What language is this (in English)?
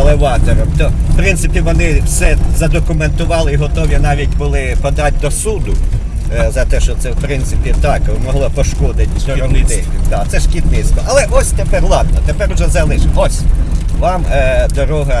Ukrainian